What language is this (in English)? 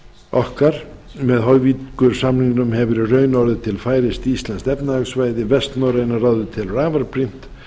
Icelandic